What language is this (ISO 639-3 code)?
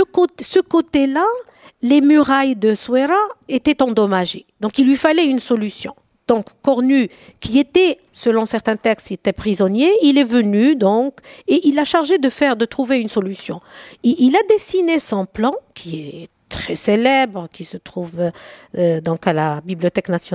fra